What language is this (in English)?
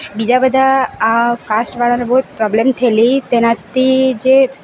Gujarati